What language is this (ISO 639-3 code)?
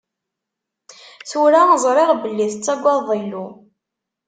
kab